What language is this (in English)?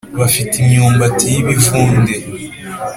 Kinyarwanda